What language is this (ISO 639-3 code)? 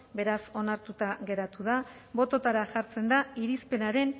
eus